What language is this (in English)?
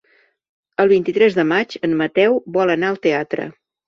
Catalan